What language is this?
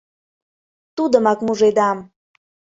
Mari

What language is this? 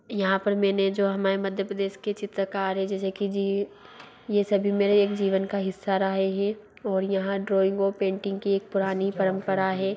Hindi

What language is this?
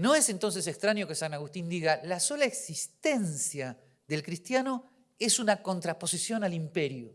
Spanish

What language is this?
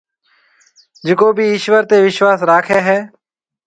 Marwari (Pakistan)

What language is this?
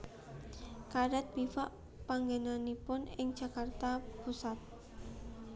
Javanese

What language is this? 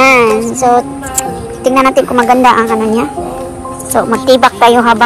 Indonesian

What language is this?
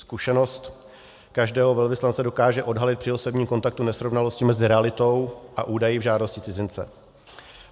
Czech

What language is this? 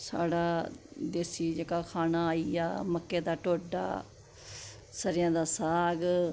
Dogri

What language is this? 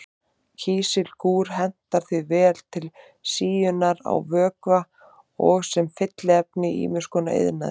Icelandic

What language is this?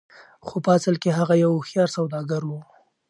Pashto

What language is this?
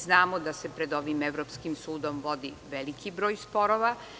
Serbian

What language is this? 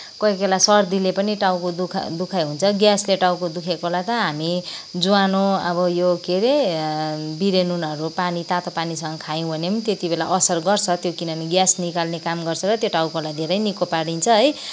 Nepali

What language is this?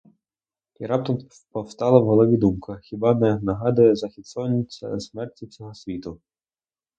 Ukrainian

